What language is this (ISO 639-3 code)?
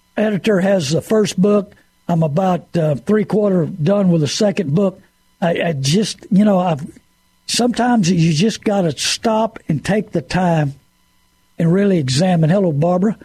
eng